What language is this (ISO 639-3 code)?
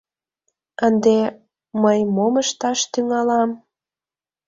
chm